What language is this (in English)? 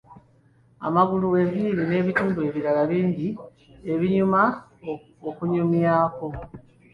Ganda